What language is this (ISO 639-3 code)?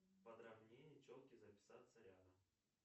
rus